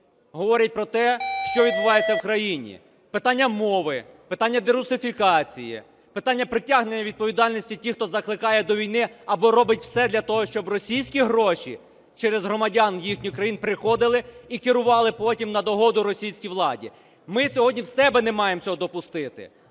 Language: Ukrainian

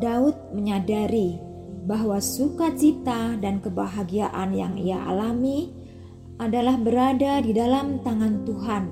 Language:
Indonesian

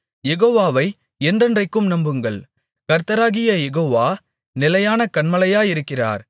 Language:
Tamil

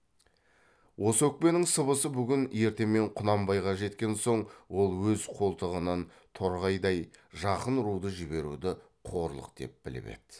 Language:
Kazakh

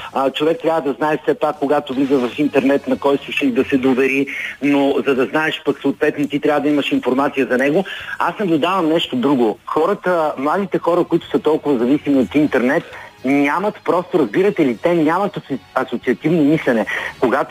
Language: Bulgarian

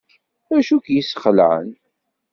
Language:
Kabyle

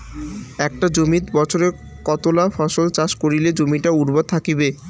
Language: Bangla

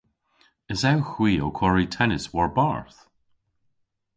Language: Cornish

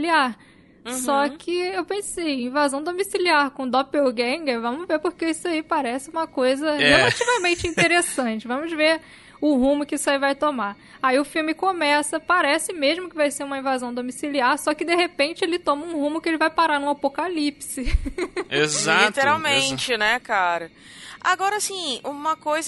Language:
Portuguese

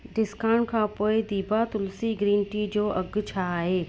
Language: Sindhi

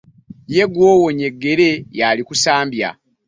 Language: Ganda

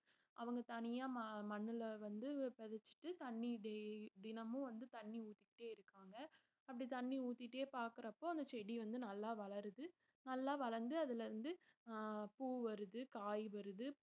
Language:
Tamil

